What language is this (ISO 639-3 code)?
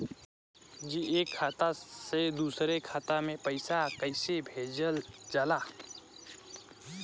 bho